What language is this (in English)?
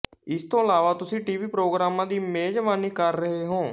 Punjabi